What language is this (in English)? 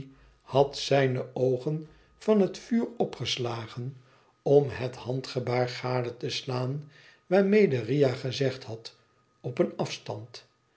Dutch